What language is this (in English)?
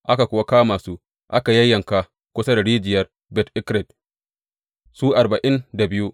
Hausa